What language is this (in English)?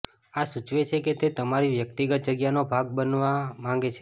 Gujarati